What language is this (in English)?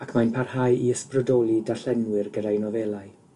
Welsh